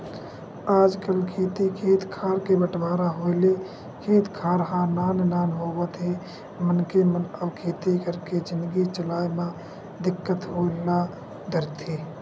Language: Chhattisgarhi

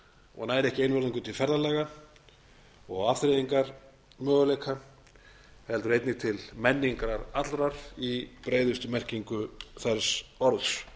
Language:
Icelandic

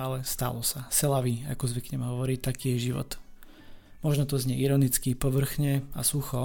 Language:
Slovak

